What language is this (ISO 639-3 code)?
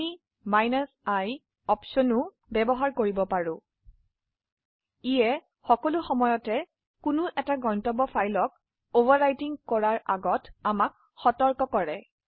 asm